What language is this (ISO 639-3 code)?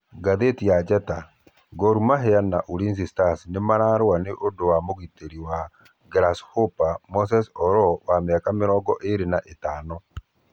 kik